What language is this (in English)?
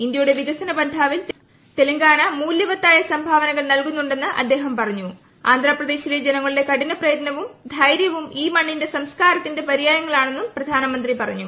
Malayalam